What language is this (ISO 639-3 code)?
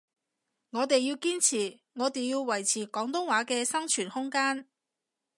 yue